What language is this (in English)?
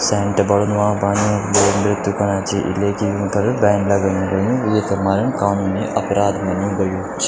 Garhwali